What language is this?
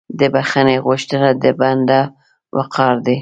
Pashto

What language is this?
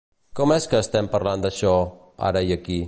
Catalan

